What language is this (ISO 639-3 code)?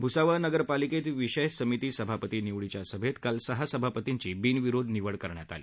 mar